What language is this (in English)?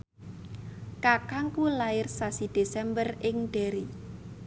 Javanese